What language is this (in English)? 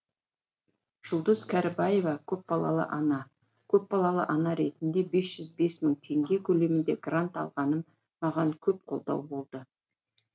Kazakh